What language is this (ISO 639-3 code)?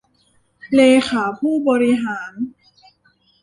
tha